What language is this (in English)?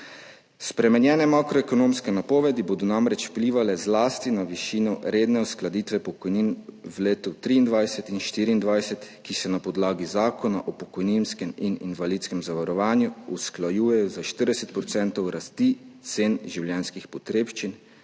Slovenian